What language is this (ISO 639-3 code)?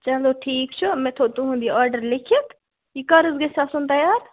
kas